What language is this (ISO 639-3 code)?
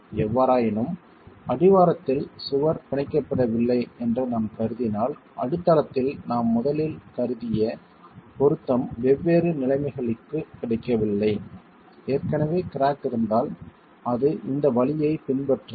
tam